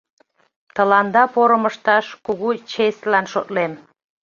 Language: Mari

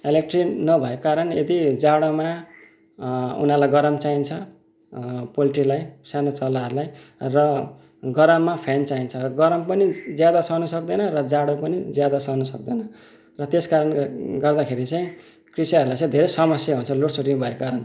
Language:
Nepali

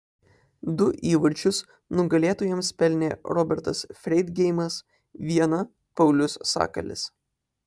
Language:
Lithuanian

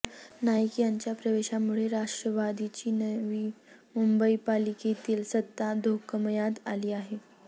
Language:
Marathi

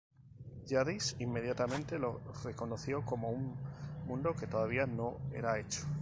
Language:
Spanish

